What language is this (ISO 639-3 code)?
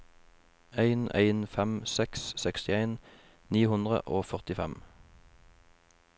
nor